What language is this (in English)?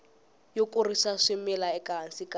Tsonga